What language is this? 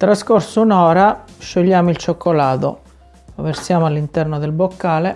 Italian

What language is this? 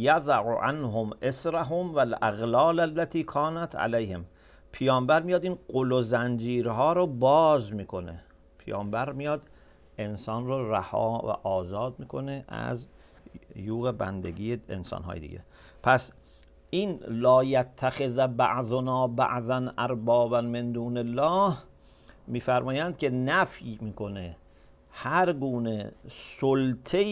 Persian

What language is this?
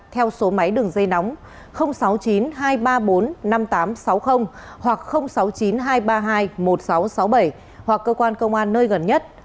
Vietnamese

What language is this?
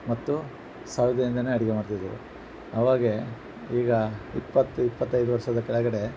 Kannada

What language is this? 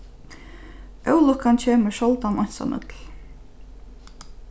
Faroese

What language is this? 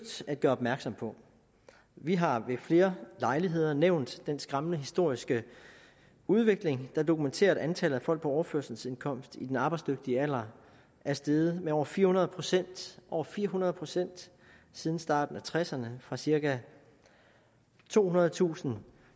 Danish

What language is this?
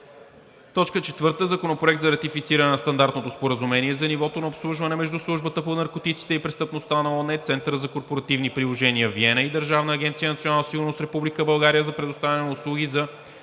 Bulgarian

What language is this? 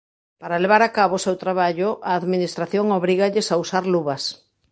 Galician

